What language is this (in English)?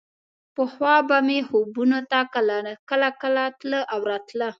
Pashto